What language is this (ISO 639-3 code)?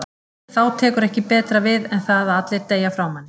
isl